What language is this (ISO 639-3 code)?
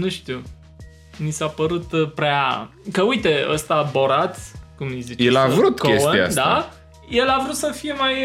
ron